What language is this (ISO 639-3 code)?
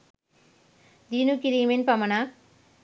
sin